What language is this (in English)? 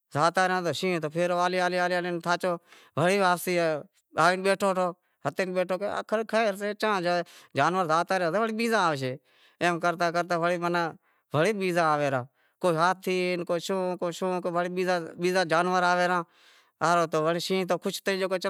Wadiyara Koli